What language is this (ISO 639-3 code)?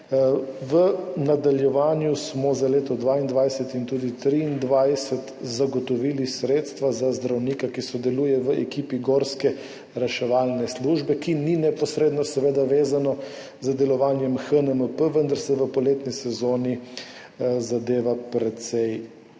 slv